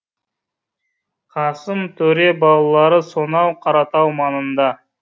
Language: Kazakh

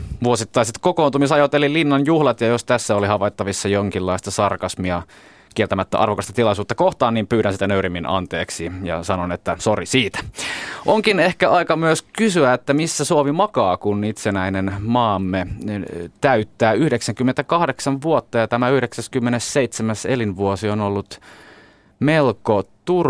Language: Finnish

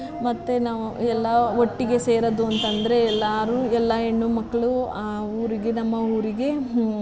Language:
Kannada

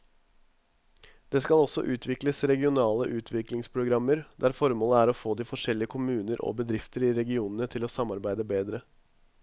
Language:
Norwegian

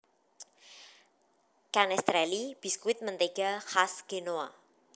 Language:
Javanese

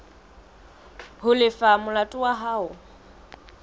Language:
Southern Sotho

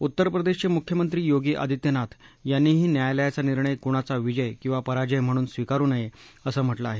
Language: Marathi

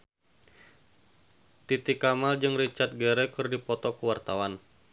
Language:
Sundanese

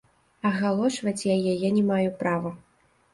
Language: Belarusian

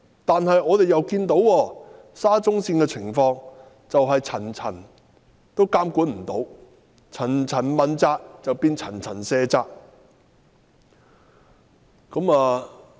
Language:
Cantonese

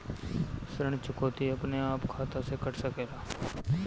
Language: Bhojpuri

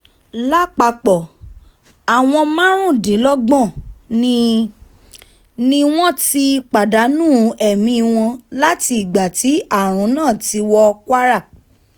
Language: Yoruba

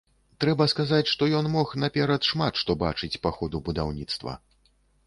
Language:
Belarusian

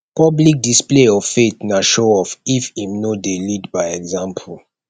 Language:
Nigerian Pidgin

